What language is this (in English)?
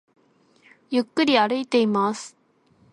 Japanese